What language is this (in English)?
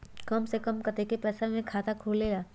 Magahi